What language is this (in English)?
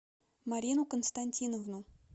Russian